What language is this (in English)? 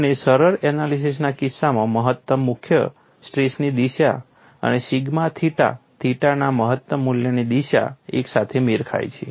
Gujarati